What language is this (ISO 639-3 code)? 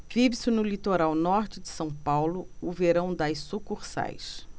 por